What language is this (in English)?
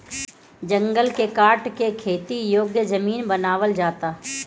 Bhojpuri